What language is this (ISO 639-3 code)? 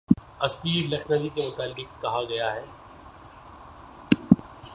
urd